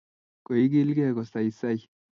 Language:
Kalenjin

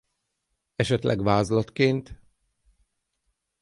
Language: Hungarian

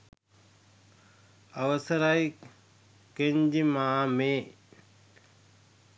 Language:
Sinhala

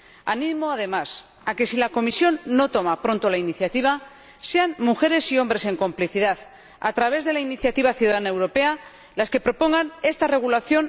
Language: Spanish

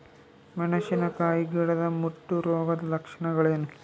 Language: Kannada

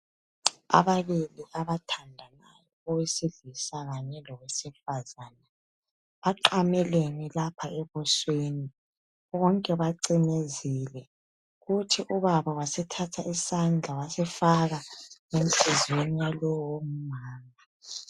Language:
North Ndebele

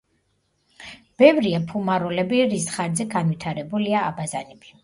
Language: Georgian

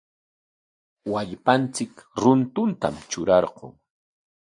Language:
Corongo Ancash Quechua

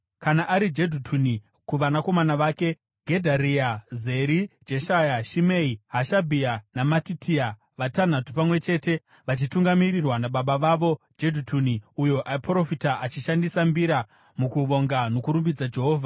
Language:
Shona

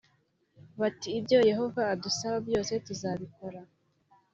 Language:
Kinyarwanda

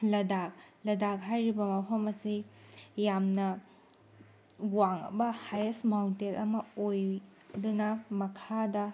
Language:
Manipuri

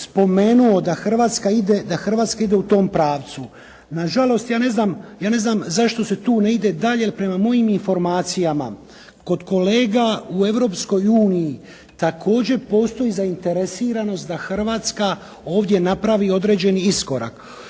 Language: Croatian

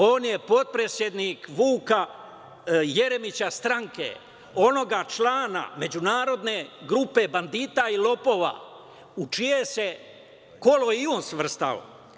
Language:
Serbian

